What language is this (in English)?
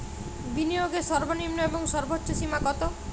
Bangla